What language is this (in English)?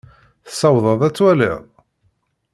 Kabyle